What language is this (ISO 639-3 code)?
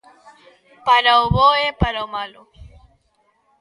glg